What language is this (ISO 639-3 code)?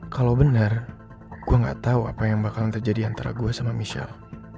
ind